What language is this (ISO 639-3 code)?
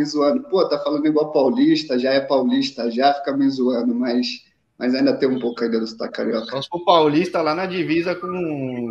por